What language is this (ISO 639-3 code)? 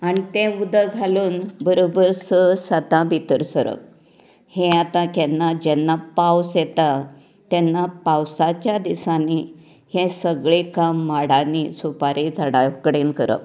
kok